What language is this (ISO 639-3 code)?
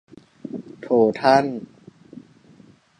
tha